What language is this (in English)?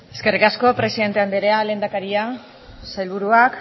Basque